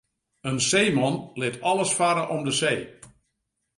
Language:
Western Frisian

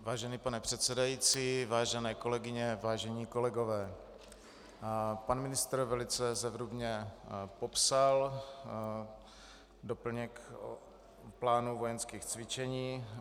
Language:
Czech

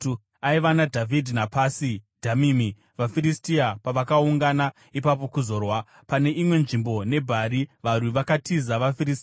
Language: Shona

